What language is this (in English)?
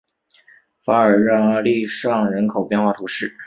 Chinese